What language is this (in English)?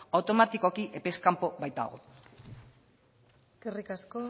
Basque